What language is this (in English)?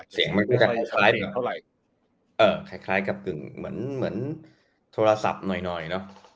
Thai